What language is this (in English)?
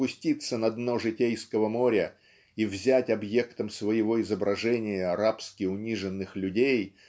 Russian